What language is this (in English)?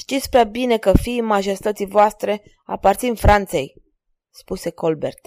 Romanian